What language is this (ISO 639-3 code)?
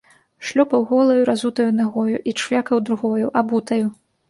bel